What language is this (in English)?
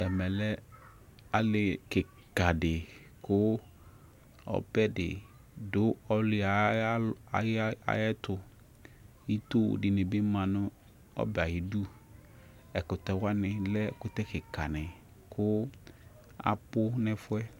Ikposo